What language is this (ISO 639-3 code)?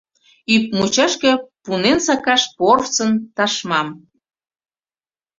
chm